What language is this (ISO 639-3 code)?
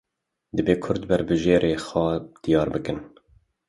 kur